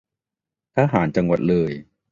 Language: Thai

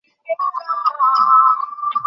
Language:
Bangla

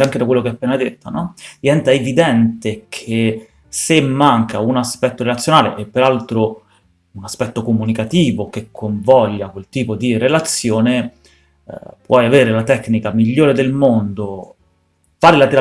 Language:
Italian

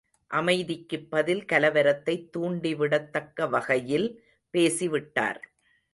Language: Tamil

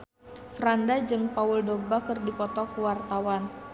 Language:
Sundanese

